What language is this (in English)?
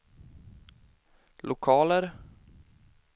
Swedish